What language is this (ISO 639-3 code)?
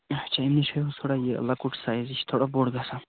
kas